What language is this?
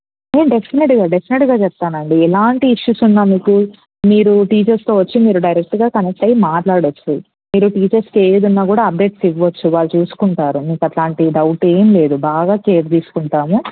Telugu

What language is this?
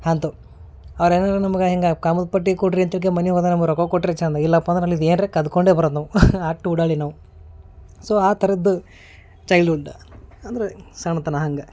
Kannada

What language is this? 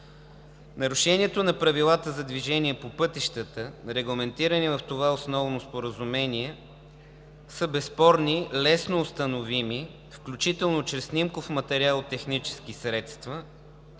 Bulgarian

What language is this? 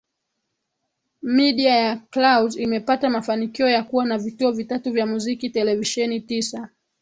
Swahili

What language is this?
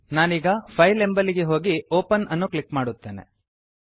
Kannada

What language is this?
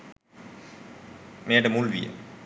Sinhala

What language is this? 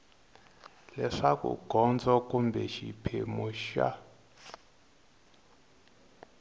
Tsonga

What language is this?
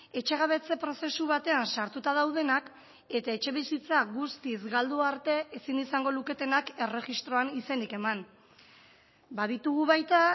Basque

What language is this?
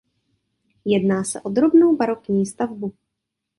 Czech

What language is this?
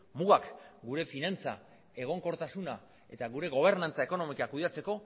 Basque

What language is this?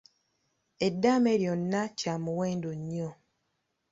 Ganda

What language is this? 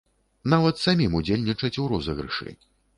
Belarusian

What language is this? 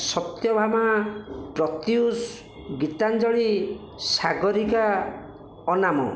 Odia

